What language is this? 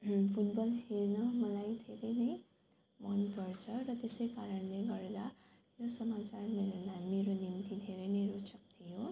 Nepali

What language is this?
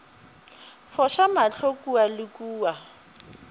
Northern Sotho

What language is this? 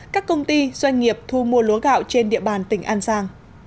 Vietnamese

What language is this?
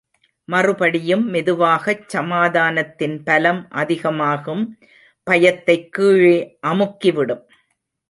Tamil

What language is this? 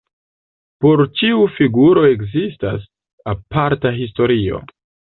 Esperanto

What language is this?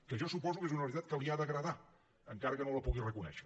Catalan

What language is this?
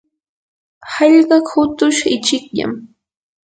Yanahuanca Pasco Quechua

